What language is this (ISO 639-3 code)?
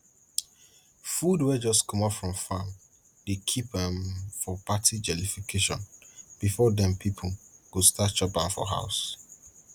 pcm